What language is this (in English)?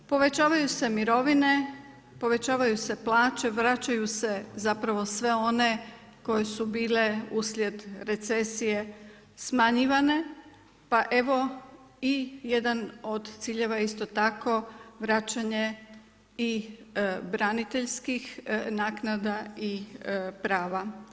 Croatian